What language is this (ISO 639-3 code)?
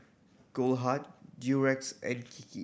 eng